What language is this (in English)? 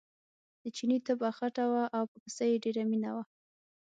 Pashto